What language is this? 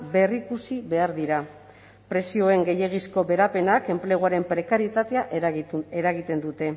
Basque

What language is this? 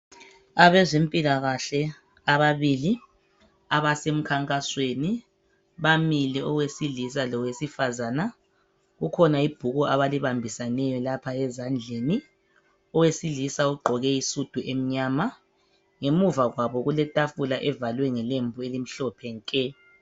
North Ndebele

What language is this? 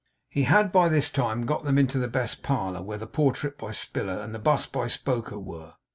English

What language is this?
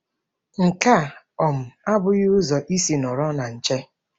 Igbo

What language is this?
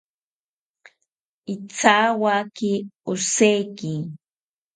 South Ucayali Ashéninka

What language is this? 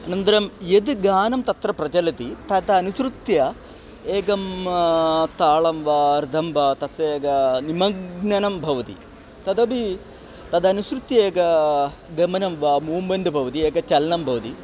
Sanskrit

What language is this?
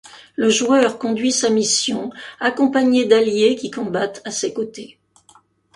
French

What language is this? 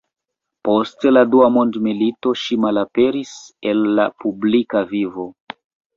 Esperanto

